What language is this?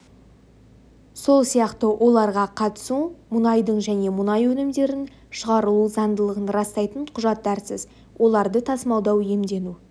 Kazakh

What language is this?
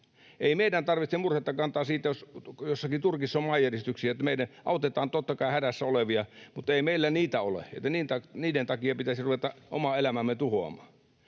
Finnish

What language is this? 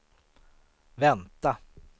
Swedish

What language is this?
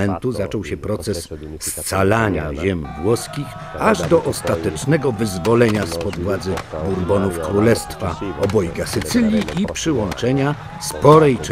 Polish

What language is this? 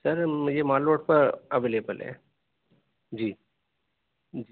Urdu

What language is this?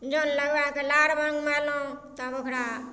Maithili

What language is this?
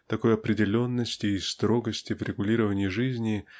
Russian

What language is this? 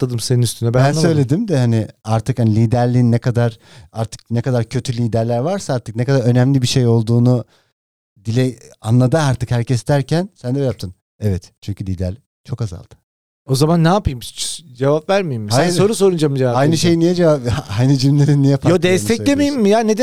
Turkish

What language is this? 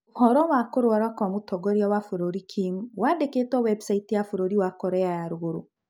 Kikuyu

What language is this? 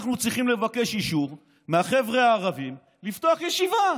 Hebrew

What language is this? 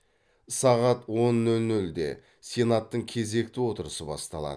Kazakh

